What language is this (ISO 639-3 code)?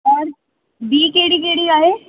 snd